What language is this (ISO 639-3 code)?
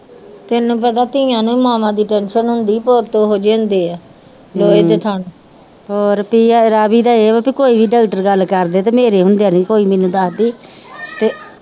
pan